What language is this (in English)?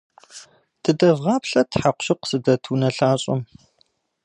Kabardian